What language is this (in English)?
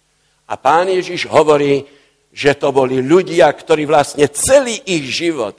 Slovak